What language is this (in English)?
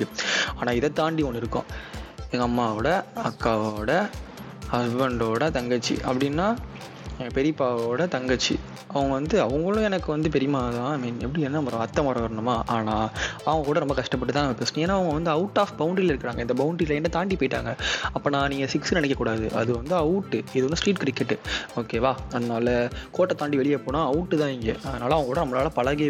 Tamil